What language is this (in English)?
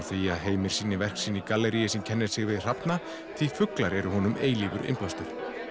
Icelandic